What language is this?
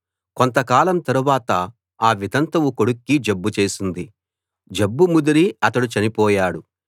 Telugu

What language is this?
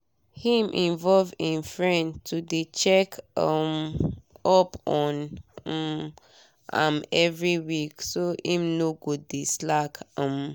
Nigerian Pidgin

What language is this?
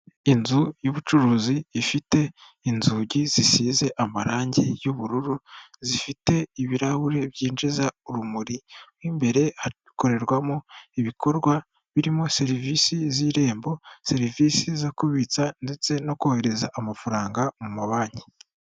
Kinyarwanda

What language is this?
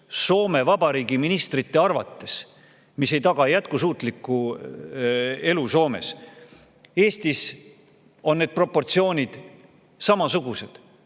Estonian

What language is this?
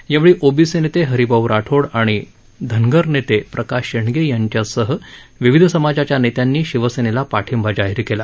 Marathi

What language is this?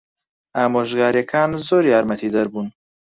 Central Kurdish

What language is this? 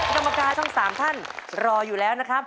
Thai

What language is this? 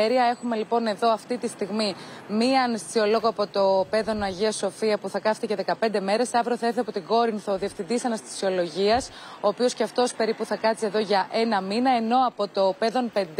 Greek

